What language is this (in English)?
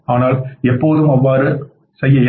Tamil